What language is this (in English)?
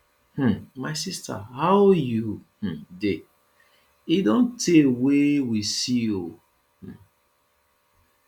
Nigerian Pidgin